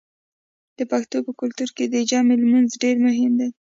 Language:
Pashto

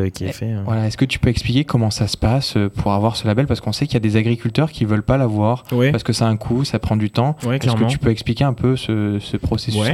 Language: French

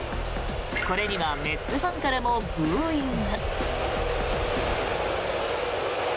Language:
Japanese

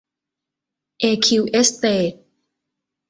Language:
Thai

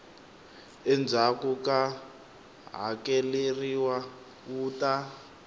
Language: Tsonga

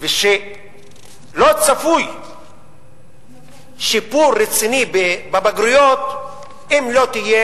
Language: Hebrew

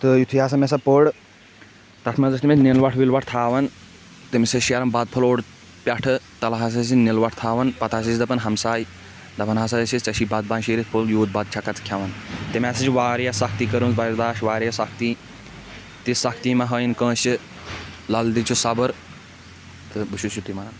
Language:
Kashmiri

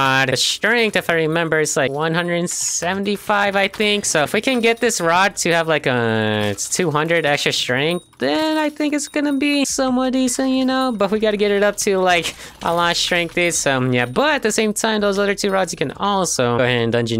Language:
English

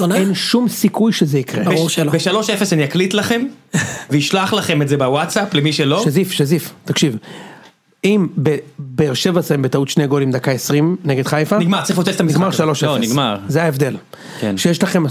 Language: Hebrew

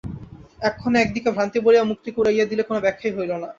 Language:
Bangla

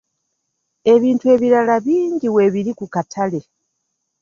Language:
Ganda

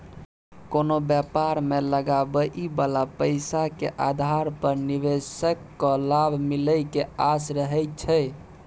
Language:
Maithili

